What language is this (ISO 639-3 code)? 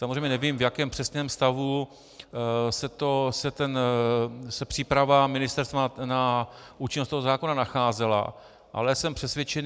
ces